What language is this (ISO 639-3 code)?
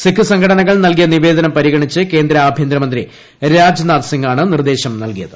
mal